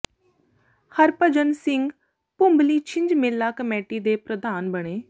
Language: Punjabi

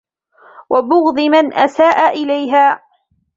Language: Arabic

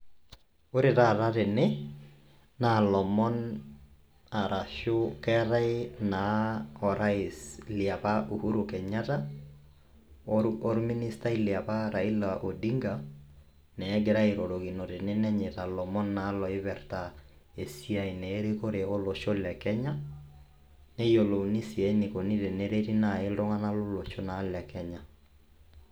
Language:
Masai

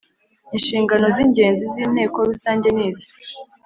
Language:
Kinyarwanda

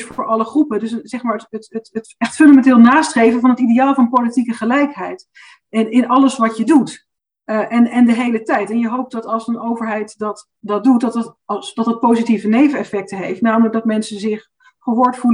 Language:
Dutch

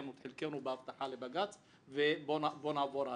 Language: Hebrew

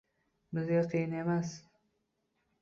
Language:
Uzbek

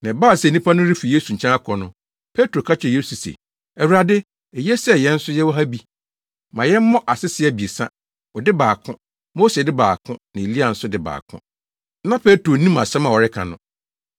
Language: Akan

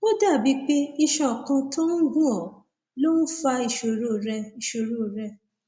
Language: Yoruba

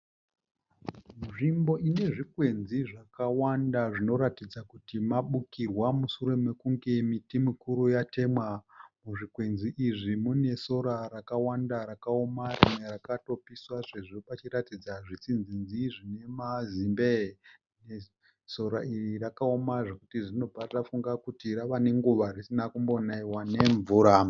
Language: Shona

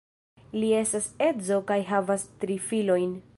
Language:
Esperanto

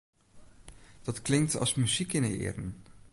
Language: Western Frisian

